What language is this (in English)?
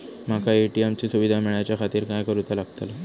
Marathi